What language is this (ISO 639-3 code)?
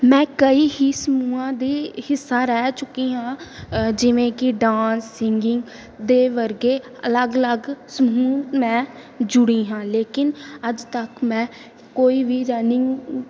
pan